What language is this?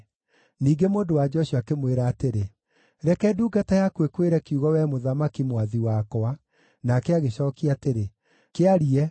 Kikuyu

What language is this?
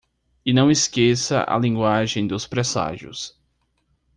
Portuguese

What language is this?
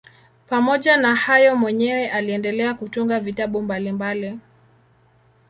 Swahili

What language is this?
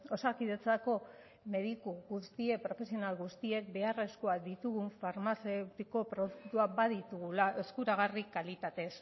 Basque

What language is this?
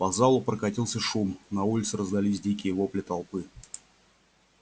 Russian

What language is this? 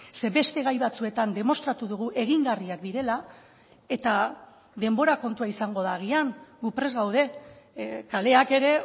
Basque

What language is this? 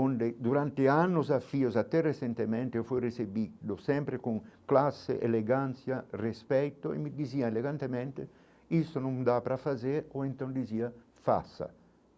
Portuguese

